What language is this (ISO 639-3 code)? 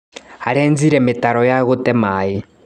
kik